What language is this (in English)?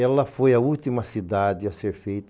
Portuguese